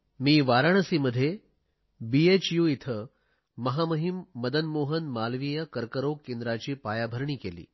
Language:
Marathi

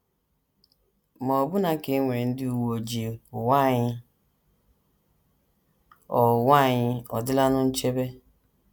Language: Igbo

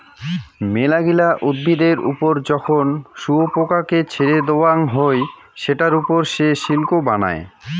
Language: Bangla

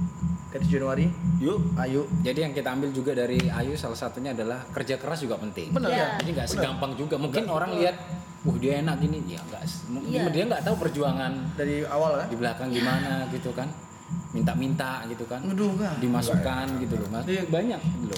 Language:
Indonesian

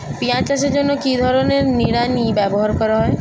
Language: Bangla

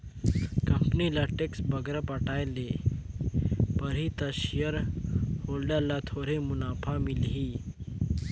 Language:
Chhattisgarhi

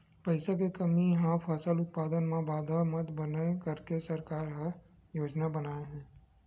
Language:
Chhattisgarhi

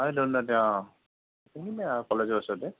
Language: Assamese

